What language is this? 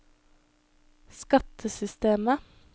Norwegian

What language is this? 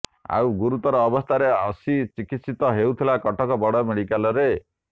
Odia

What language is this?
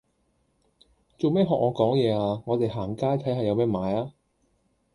Cantonese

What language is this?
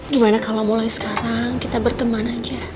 Indonesian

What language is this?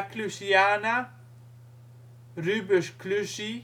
Dutch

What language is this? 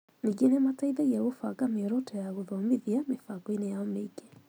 Kikuyu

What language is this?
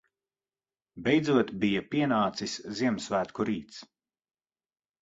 Latvian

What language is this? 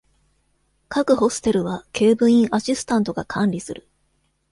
Japanese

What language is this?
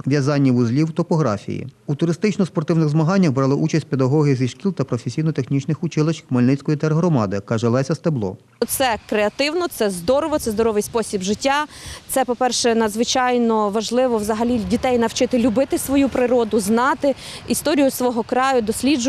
Ukrainian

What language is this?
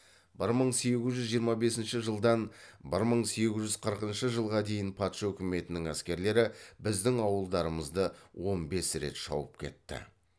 Kazakh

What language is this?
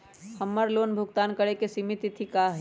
Magahi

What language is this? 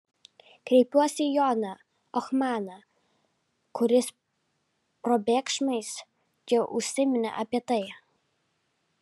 Lithuanian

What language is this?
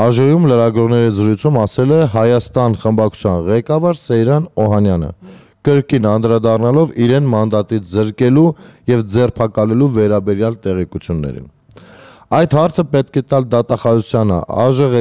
Romanian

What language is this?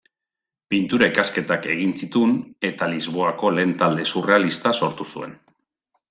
Basque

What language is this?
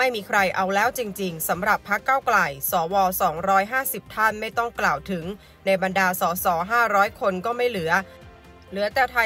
Thai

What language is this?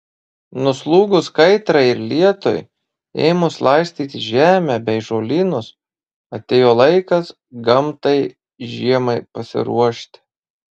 Lithuanian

